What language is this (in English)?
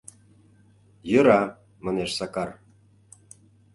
Mari